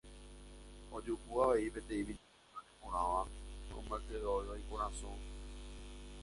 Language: Guarani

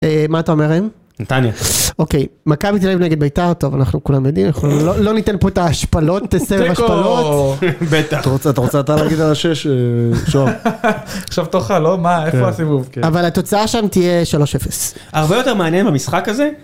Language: Hebrew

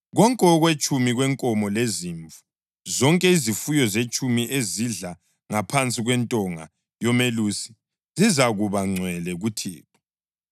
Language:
North Ndebele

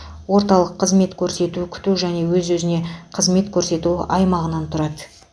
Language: Kazakh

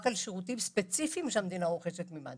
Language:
Hebrew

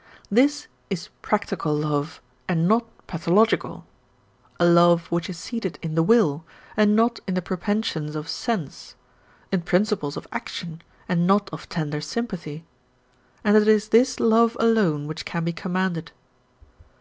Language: English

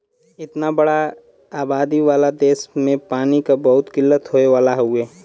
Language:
Bhojpuri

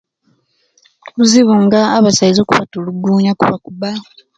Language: Kenyi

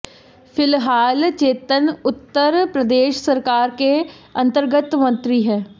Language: Hindi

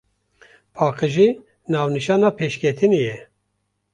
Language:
Kurdish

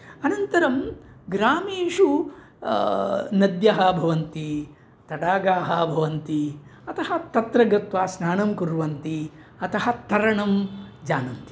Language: Sanskrit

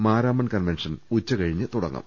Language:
Malayalam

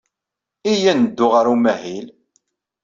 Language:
Kabyle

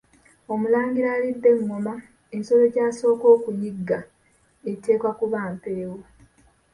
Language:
Ganda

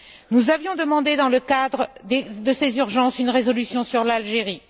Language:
French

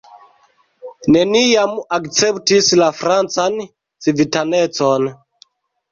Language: Esperanto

